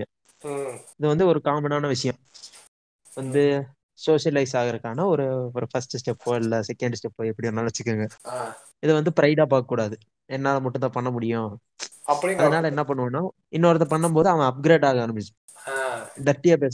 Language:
Tamil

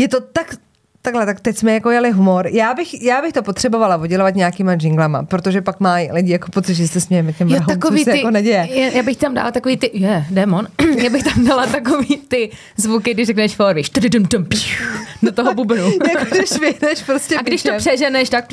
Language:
Czech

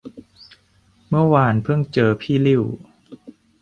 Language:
Thai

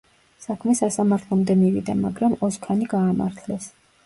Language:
Georgian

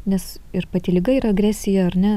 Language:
Lithuanian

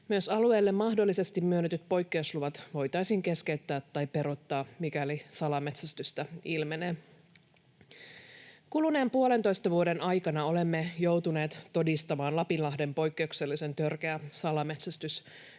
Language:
Finnish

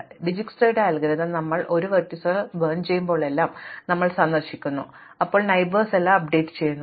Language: Malayalam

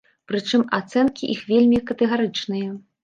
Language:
Belarusian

